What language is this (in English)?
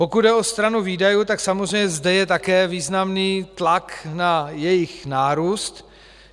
Czech